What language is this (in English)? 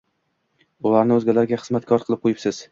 Uzbek